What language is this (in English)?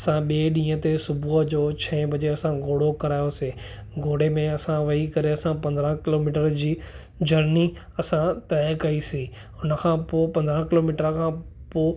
Sindhi